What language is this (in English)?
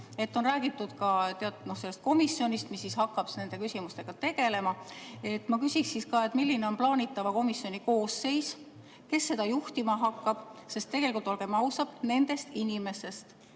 Estonian